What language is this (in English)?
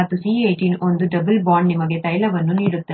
Kannada